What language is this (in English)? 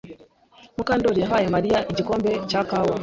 Kinyarwanda